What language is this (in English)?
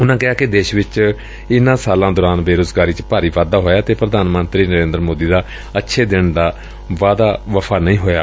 Punjabi